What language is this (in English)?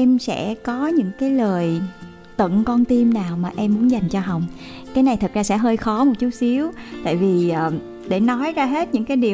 Vietnamese